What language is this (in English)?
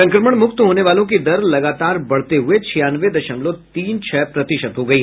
Hindi